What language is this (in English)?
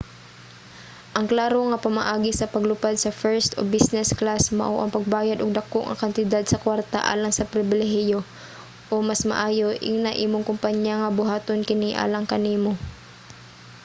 Cebuano